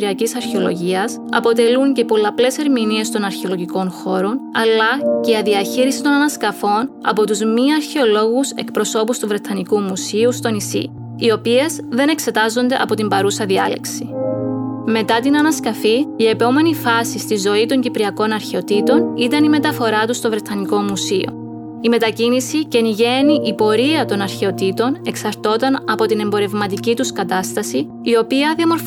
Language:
Greek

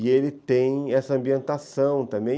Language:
Portuguese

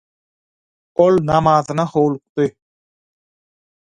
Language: Turkmen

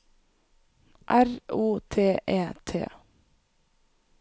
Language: Norwegian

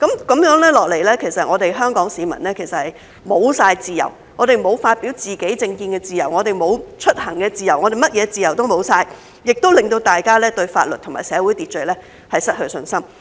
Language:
Cantonese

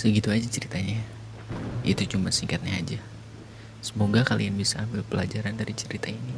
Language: Indonesian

